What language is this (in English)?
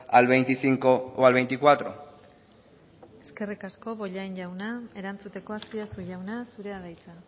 Basque